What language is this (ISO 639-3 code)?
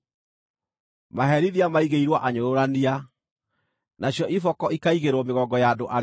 kik